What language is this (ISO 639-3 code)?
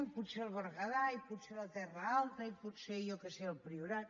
cat